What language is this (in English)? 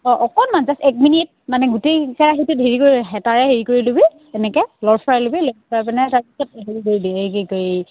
Assamese